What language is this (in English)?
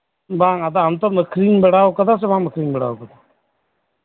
Santali